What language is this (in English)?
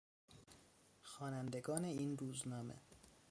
Persian